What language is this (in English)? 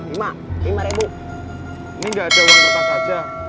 Indonesian